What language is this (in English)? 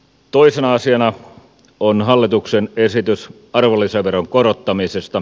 Finnish